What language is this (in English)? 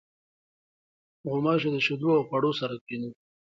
Pashto